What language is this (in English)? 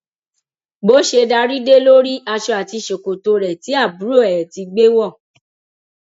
Yoruba